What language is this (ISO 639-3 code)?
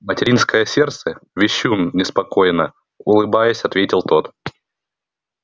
rus